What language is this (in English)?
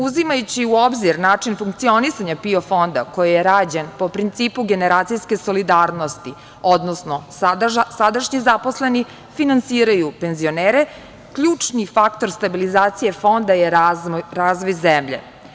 Serbian